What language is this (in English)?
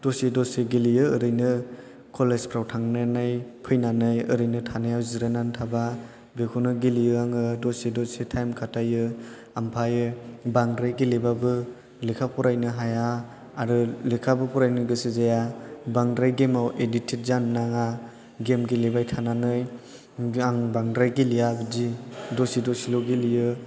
Bodo